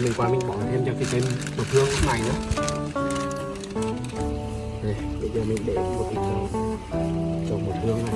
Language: Vietnamese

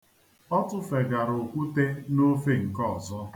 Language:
Igbo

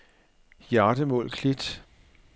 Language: Danish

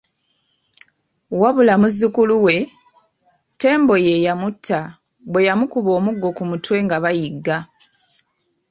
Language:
Ganda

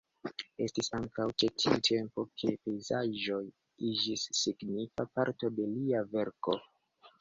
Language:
Esperanto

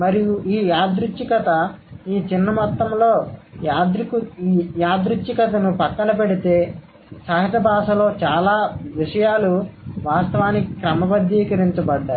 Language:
Telugu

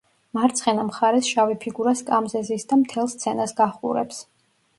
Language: Georgian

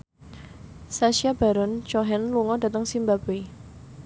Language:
Javanese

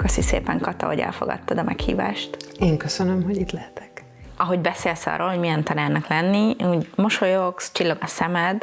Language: Hungarian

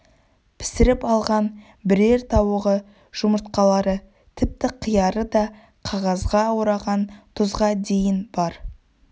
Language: Kazakh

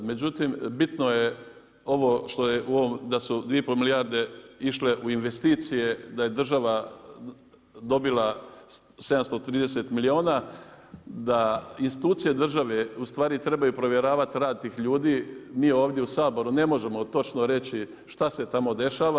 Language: Croatian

